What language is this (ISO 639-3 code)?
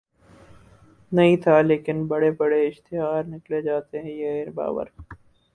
urd